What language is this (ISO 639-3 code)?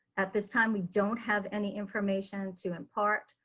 eng